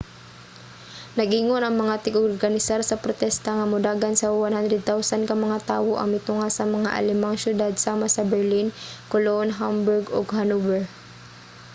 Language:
Cebuano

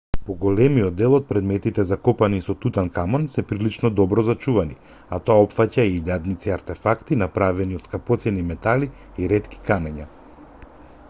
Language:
Macedonian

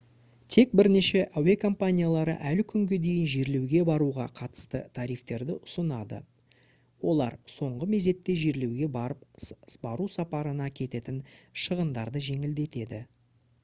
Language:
Kazakh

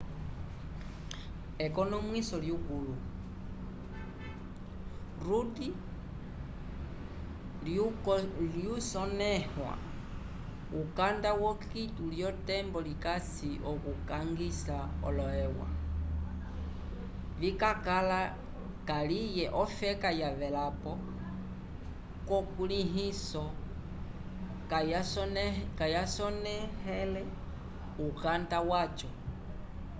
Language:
Umbundu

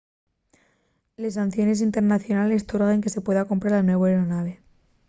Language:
Asturian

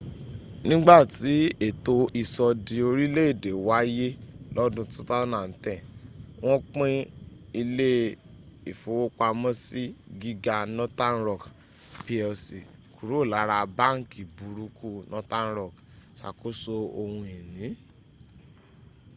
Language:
Yoruba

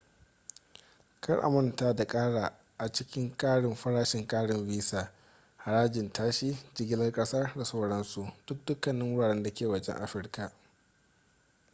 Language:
Hausa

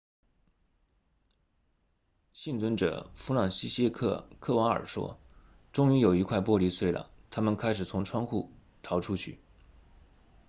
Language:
Chinese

